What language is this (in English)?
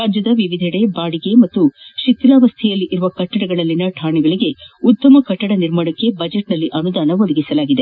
Kannada